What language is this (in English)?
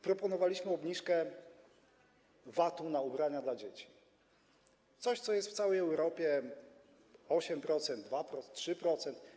Polish